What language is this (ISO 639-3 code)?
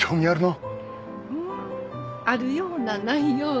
jpn